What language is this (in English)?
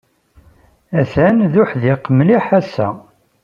Kabyle